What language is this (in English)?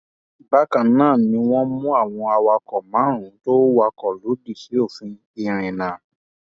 Yoruba